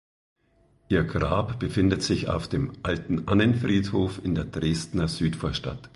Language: German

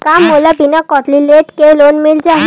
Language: Chhattisgarhi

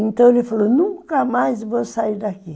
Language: Portuguese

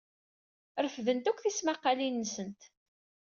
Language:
Kabyle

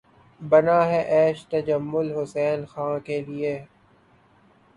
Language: Urdu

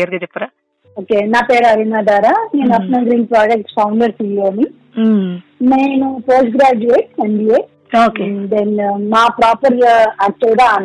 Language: Telugu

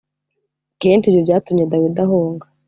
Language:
Kinyarwanda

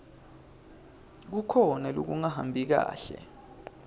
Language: Swati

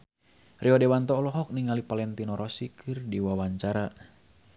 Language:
Sundanese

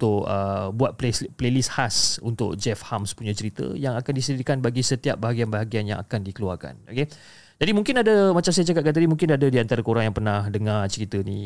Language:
Malay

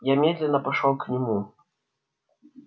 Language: Russian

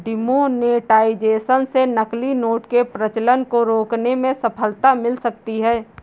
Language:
Hindi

